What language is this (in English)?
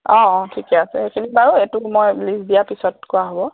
Assamese